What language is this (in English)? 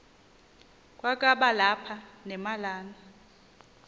Xhosa